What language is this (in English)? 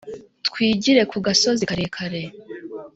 Kinyarwanda